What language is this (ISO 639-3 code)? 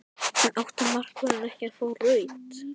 isl